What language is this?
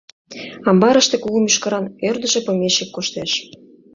Mari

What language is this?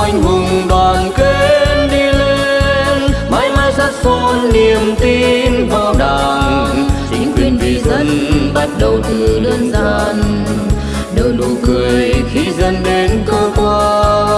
Vietnamese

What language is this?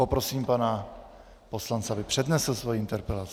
Czech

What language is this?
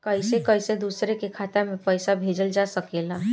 Bhojpuri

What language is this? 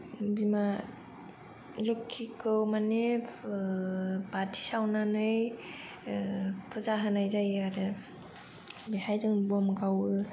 Bodo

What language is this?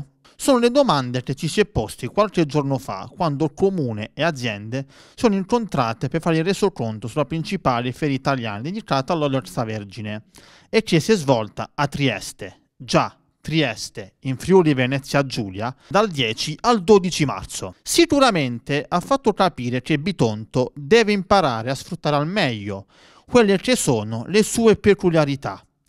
Italian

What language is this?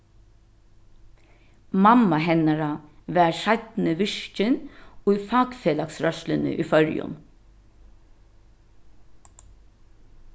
Faroese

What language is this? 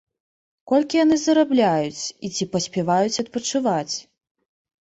Belarusian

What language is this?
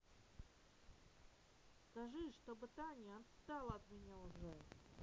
Russian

